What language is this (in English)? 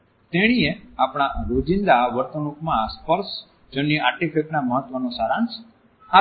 Gujarati